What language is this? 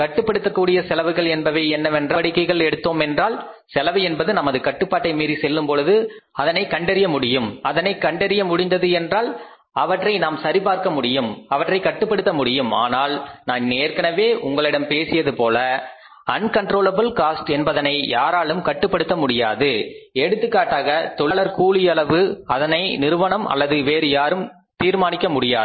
Tamil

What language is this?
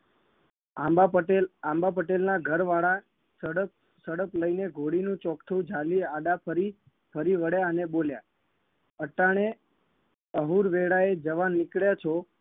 Gujarati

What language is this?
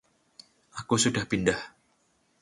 Indonesian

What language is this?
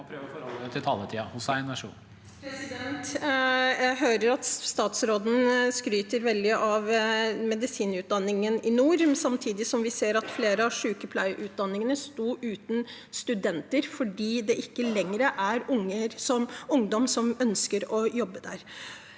Norwegian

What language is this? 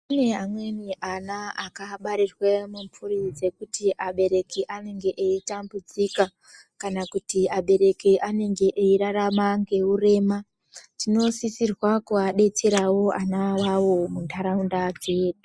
Ndau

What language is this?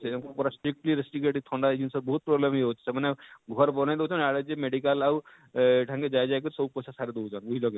Odia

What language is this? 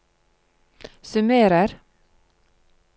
Norwegian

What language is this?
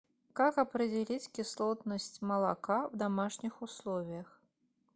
Russian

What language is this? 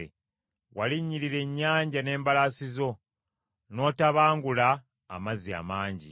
Ganda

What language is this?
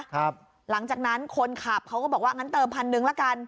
Thai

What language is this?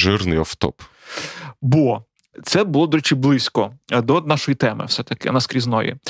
Ukrainian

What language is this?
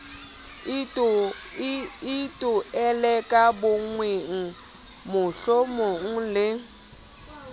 Southern Sotho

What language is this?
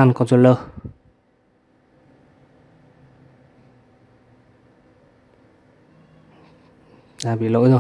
Vietnamese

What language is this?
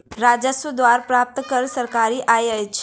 Maithili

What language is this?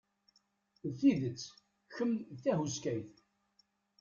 Kabyle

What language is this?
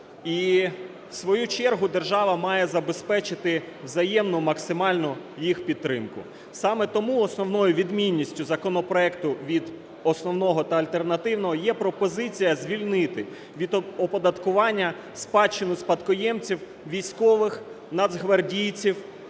Ukrainian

